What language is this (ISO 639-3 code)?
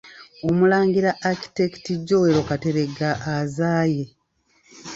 lug